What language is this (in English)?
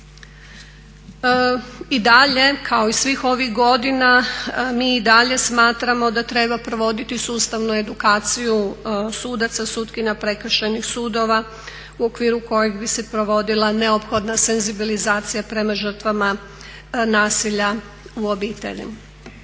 Croatian